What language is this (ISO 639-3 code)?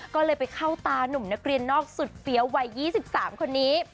tha